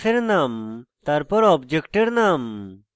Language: Bangla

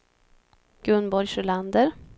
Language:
Swedish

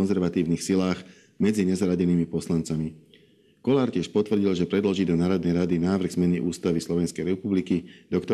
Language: Slovak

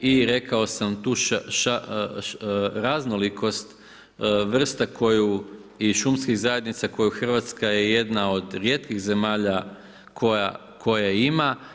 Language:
Croatian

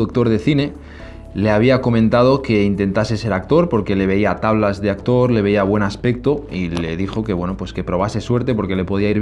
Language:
Spanish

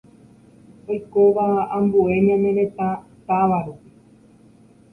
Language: Guarani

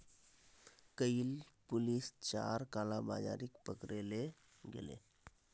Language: Magahi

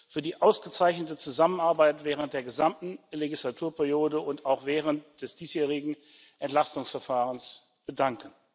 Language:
German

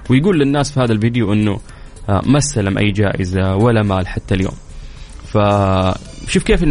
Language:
Arabic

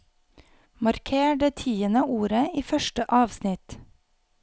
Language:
Norwegian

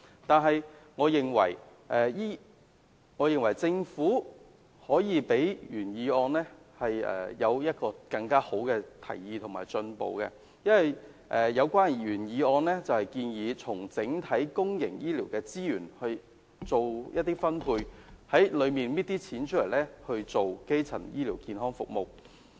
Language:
Cantonese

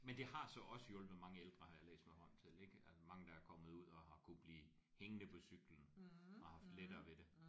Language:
Danish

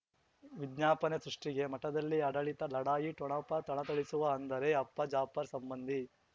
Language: Kannada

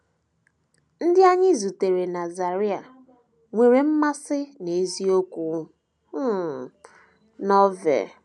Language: Igbo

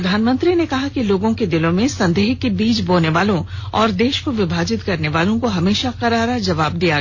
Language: Hindi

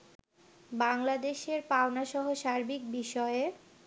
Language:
Bangla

